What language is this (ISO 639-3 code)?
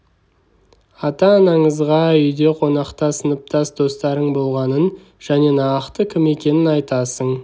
kaz